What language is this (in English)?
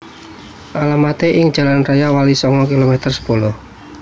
Javanese